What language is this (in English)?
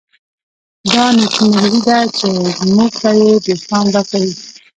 Pashto